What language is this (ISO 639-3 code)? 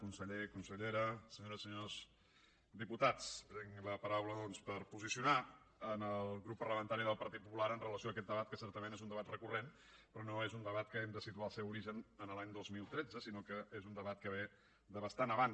cat